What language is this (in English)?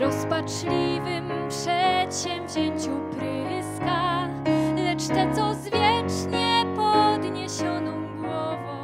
Polish